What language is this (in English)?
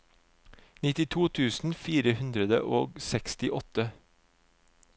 Norwegian